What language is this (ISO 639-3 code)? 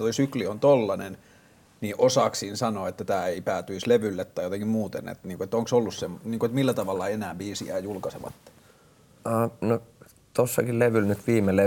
fin